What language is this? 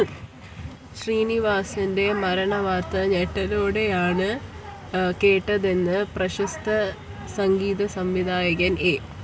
Malayalam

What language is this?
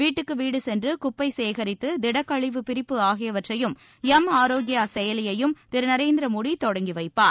Tamil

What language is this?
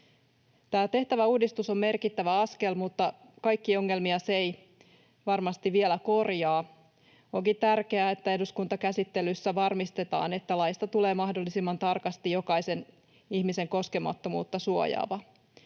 Finnish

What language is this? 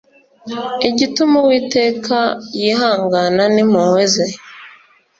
Kinyarwanda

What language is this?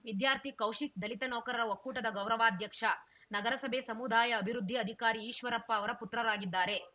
Kannada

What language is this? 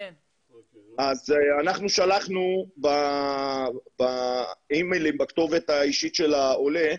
Hebrew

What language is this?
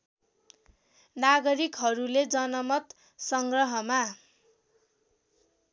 Nepali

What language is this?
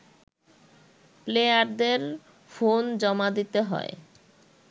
Bangla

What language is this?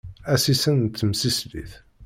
Kabyle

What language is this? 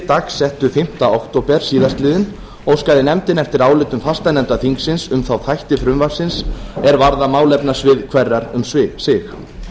Icelandic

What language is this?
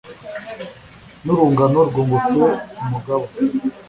Kinyarwanda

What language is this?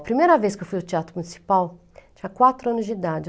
Portuguese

